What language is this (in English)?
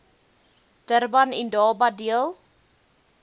Afrikaans